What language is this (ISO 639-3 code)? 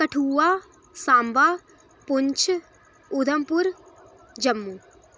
doi